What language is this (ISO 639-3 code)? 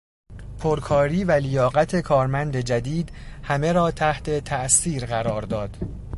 fas